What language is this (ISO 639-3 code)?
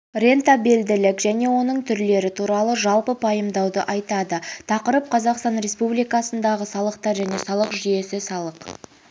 kaz